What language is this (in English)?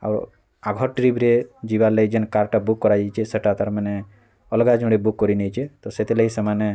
Odia